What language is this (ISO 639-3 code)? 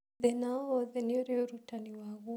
kik